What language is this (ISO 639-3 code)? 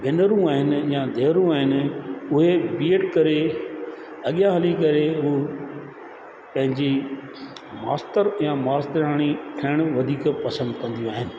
snd